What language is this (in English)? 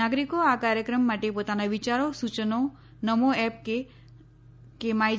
Gujarati